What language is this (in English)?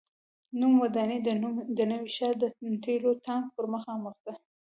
Pashto